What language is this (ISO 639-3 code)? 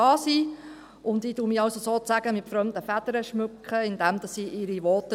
gsw